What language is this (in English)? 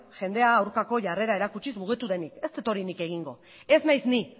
Basque